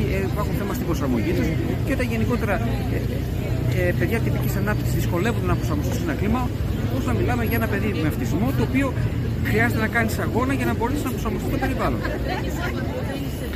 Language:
Greek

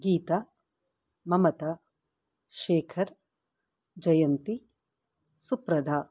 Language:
Sanskrit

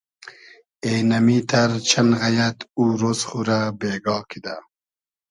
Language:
Hazaragi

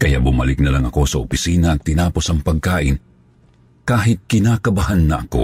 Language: Filipino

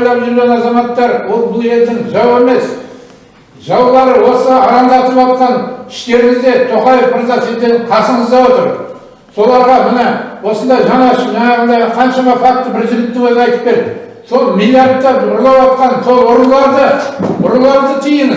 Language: Turkish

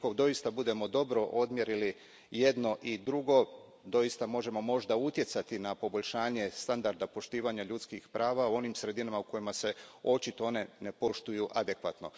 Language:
Croatian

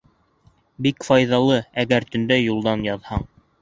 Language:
Bashkir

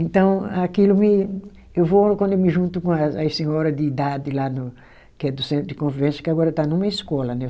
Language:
Portuguese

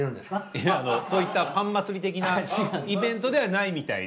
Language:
Japanese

